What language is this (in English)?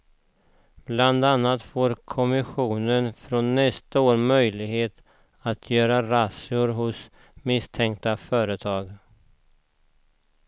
Swedish